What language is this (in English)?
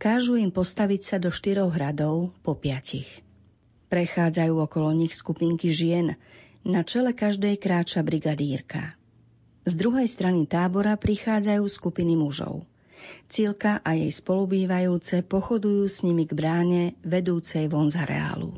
Slovak